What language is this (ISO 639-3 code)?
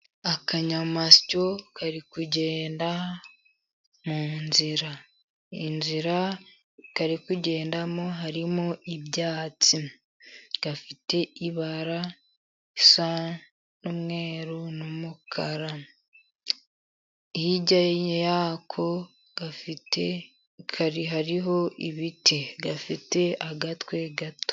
kin